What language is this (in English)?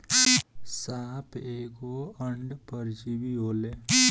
Bhojpuri